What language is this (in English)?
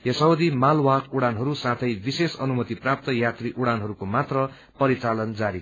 Nepali